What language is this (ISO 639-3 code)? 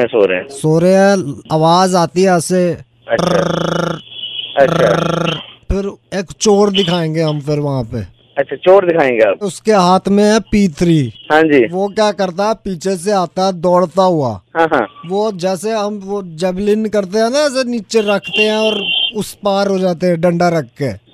hin